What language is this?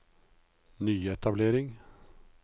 Norwegian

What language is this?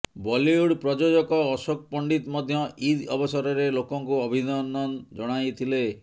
Odia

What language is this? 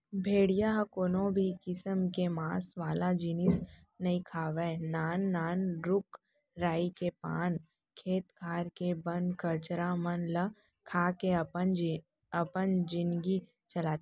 Chhattisgarhi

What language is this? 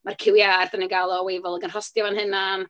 Welsh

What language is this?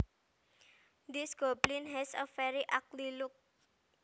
Javanese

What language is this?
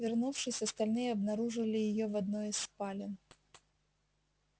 Russian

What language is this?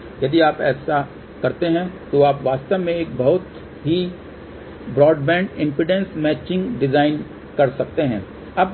Hindi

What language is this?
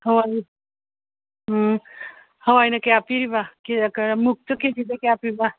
Manipuri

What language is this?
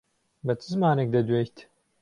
Central Kurdish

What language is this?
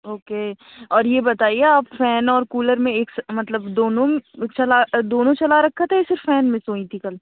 Urdu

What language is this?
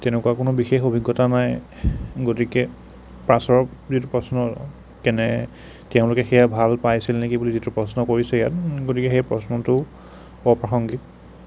Assamese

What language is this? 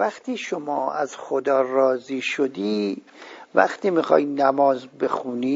Persian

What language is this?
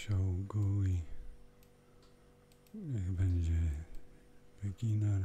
Polish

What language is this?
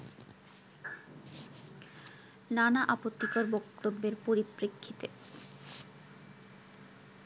Bangla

